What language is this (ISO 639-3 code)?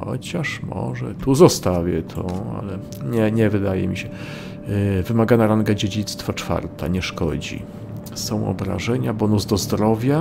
pol